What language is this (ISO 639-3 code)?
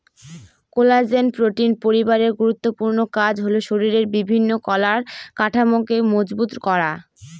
ben